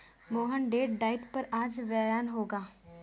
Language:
Hindi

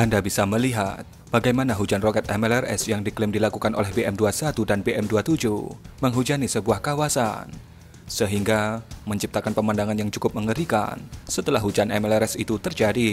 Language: Indonesian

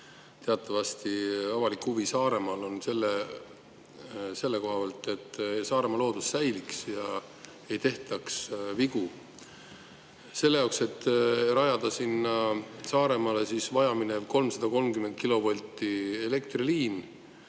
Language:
Estonian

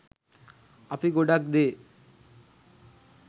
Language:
Sinhala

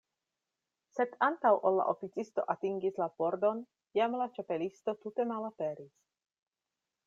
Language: Esperanto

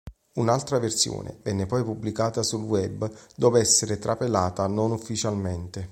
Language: Italian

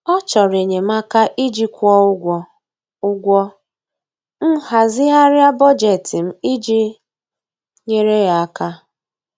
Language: Igbo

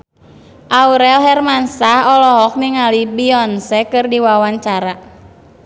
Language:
Sundanese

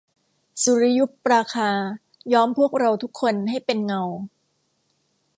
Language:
Thai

